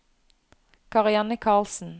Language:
Norwegian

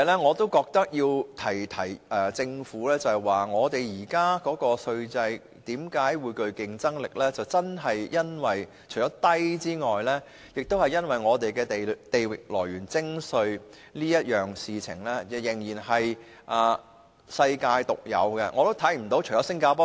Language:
Cantonese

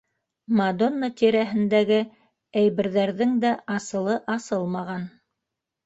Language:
Bashkir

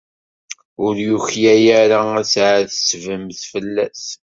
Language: Kabyle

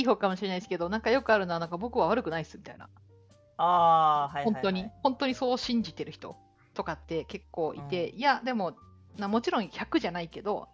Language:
Japanese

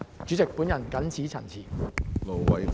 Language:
Cantonese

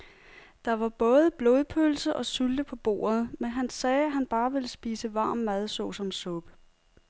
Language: Danish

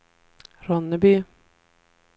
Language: Swedish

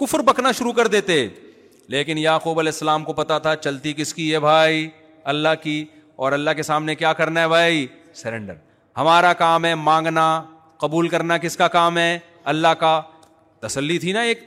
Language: Urdu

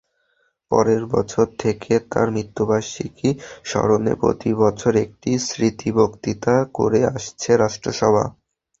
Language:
Bangla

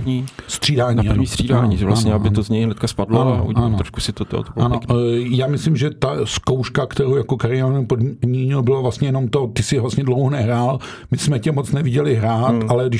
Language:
Czech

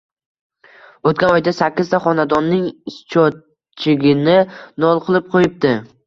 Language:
Uzbek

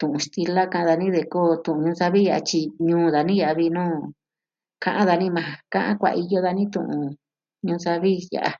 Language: Southwestern Tlaxiaco Mixtec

